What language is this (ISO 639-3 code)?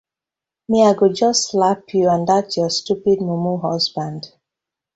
pcm